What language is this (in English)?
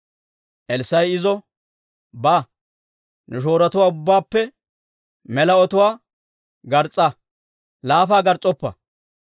Dawro